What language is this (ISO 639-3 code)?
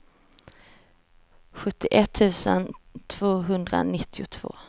swe